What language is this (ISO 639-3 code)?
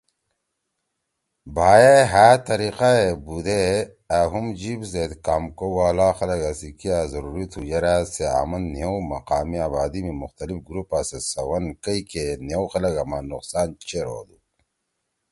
trw